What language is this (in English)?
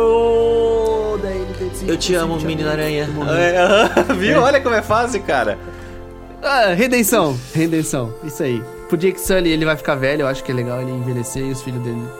Portuguese